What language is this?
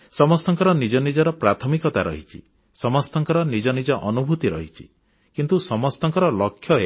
Odia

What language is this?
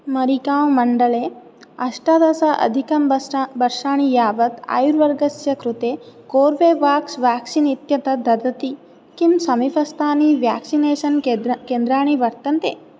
Sanskrit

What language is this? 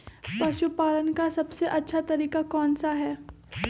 Magahi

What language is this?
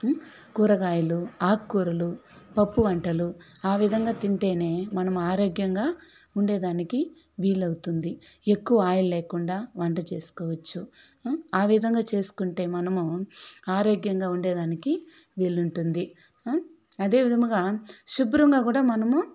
Telugu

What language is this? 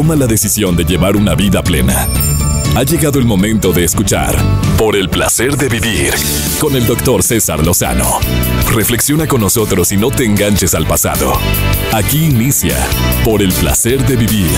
Spanish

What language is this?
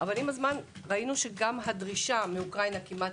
Hebrew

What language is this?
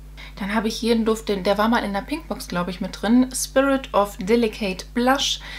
German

